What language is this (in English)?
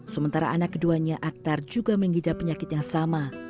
Indonesian